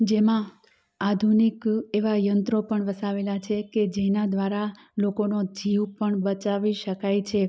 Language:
Gujarati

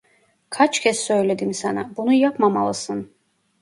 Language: Turkish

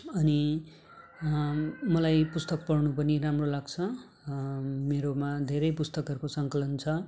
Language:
Nepali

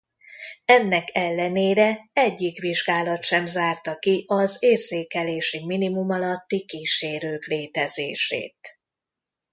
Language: Hungarian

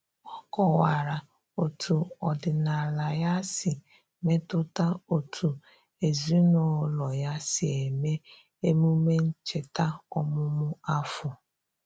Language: Igbo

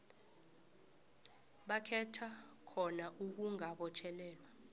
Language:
South Ndebele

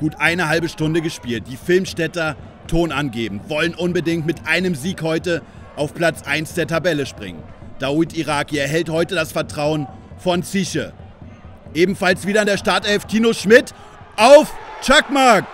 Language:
German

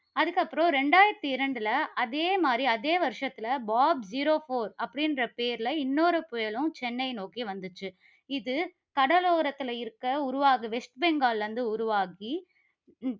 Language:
Tamil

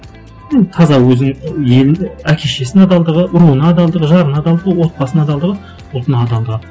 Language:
Kazakh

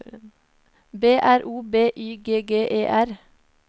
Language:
Norwegian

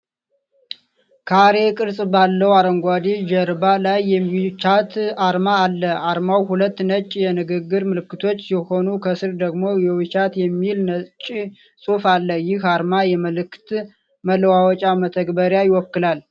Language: Amharic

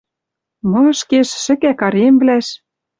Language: Western Mari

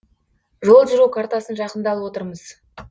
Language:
Kazakh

